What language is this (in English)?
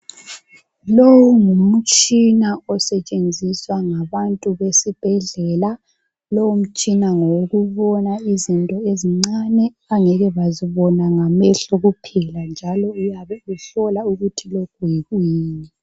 North Ndebele